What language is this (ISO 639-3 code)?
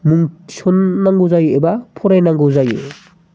brx